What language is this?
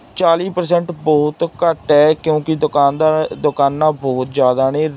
Punjabi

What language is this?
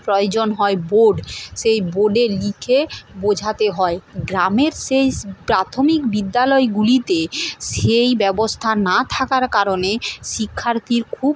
Bangla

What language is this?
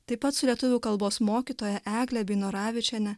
Lithuanian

